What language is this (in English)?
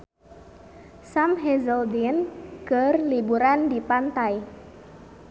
Sundanese